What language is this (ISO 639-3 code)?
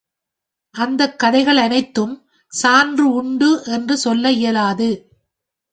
tam